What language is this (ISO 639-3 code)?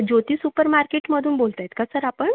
mar